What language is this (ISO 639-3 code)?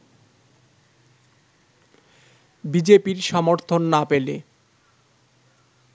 ben